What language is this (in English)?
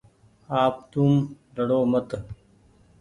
Goaria